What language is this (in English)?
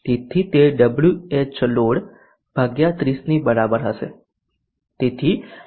Gujarati